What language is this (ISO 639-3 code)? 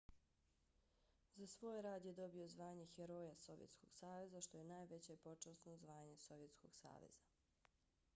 bos